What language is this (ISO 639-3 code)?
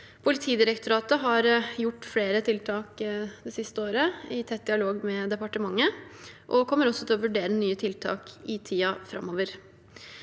nor